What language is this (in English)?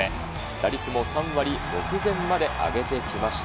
Japanese